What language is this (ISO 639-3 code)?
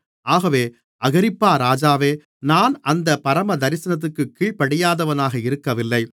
tam